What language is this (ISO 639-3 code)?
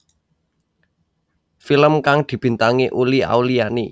jav